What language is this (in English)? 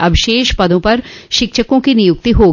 Hindi